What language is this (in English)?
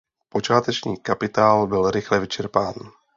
Czech